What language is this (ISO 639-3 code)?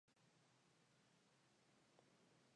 spa